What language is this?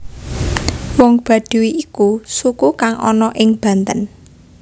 Javanese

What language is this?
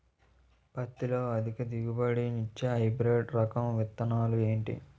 Telugu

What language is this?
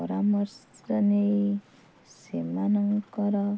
Odia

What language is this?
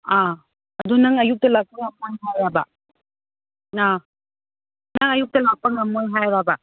Manipuri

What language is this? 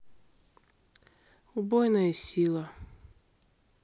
Russian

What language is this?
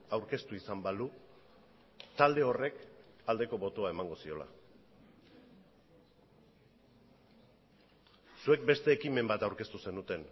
Basque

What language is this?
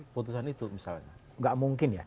Indonesian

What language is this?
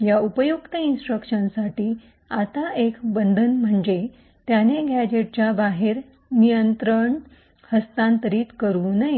Marathi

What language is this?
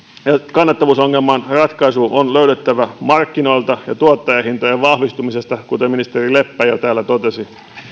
Finnish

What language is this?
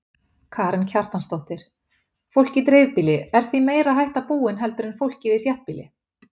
Icelandic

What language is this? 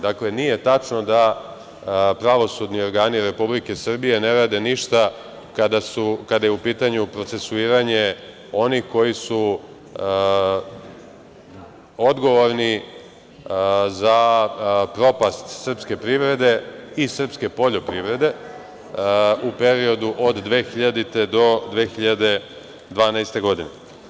Serbian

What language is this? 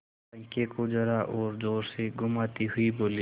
Hindi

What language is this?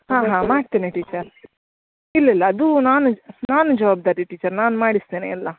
Kannada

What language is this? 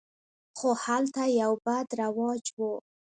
Pashto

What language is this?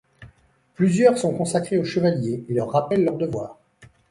French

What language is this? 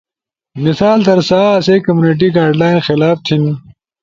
Ushojo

